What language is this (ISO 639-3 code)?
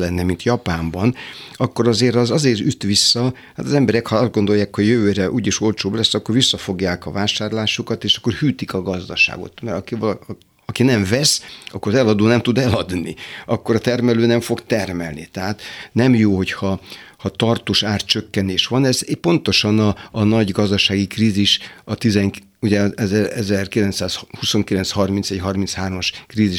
hun